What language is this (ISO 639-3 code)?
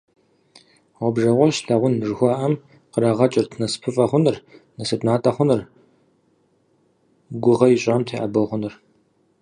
kbd